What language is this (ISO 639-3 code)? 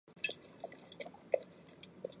zho